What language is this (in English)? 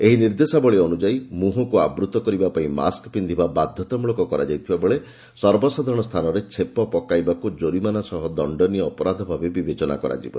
Odia